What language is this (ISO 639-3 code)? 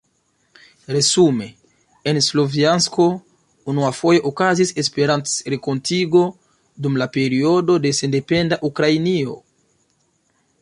epo